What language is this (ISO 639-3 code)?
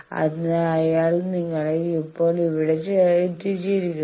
mal